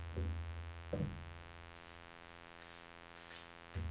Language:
Norwegian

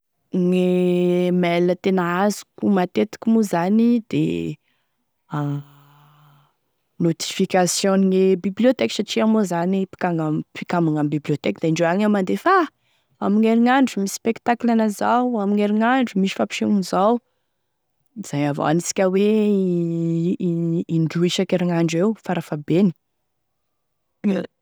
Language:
Tesaka Malagasy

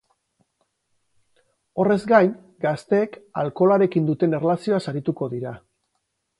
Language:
Basque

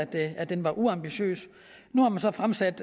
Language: Danish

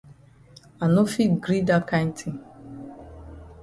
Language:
Cameroon Pidgin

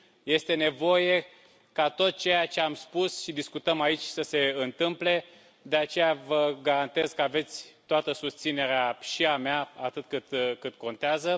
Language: Romanian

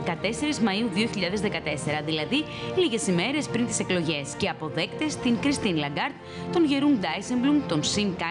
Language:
Greek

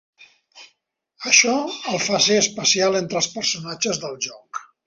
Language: Catalan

